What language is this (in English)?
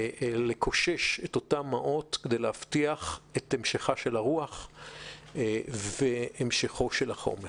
Hebrew